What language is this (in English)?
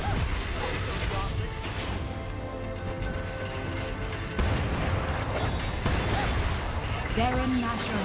Indonesian